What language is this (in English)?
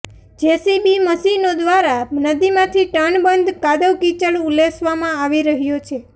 Gujarati